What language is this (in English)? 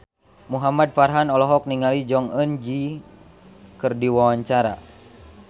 Sundanese